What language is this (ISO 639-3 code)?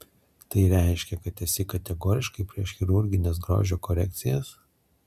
lit